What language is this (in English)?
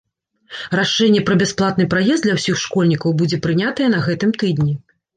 Belarusian